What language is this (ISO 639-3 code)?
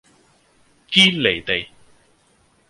yue